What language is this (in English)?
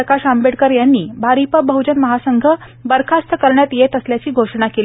Marathi